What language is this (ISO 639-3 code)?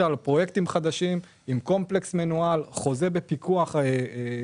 heb